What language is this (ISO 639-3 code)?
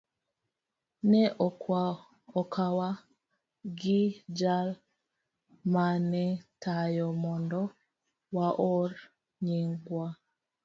luo